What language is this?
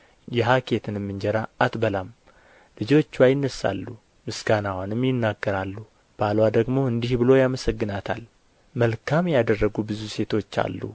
Amharic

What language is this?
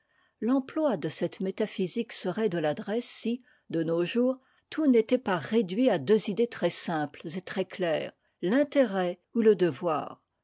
French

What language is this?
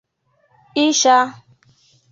Igbo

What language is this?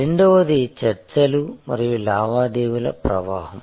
Telugu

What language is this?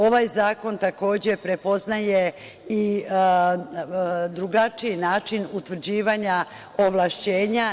Serbian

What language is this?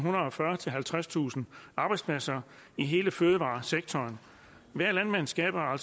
Danish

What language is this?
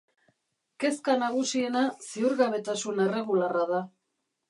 Basque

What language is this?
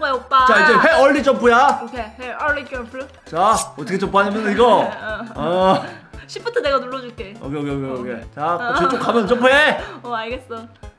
Korean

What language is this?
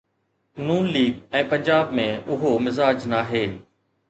Sindhi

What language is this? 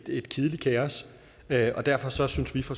Danish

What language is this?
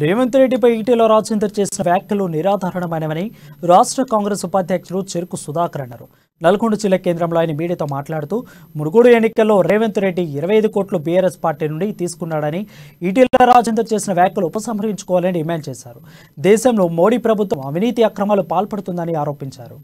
Telugu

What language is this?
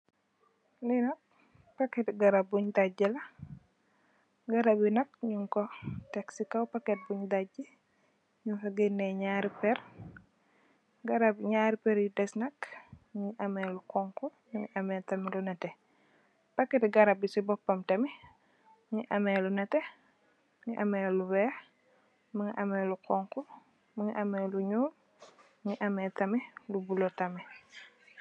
Wolof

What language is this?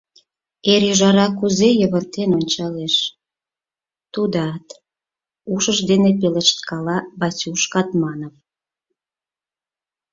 Mari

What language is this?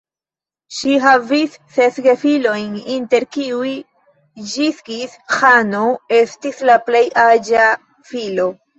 Esperanto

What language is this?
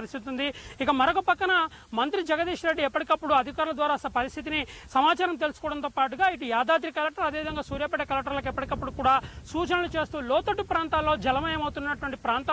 Hindi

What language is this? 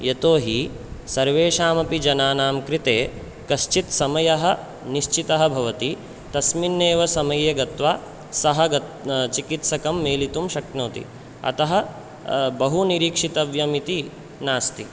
Sanskrit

